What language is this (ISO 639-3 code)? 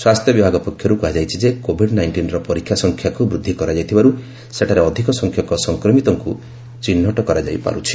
ori